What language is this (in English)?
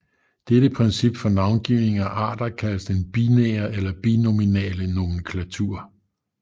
Danish